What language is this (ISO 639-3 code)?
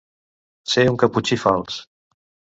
cat